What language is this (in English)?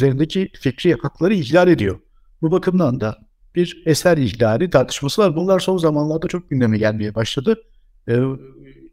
Turkish